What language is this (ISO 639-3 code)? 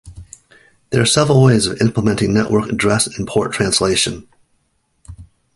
eng